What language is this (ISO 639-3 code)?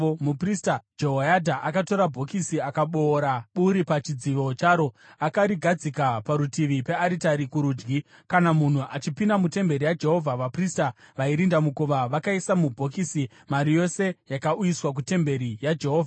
sna